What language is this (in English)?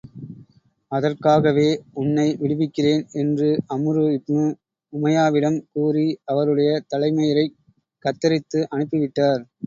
Tamil